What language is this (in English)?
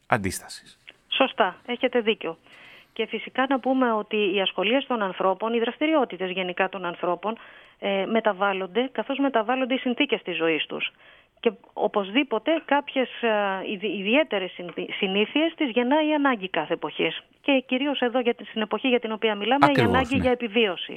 Greek